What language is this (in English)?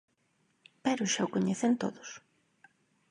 Galician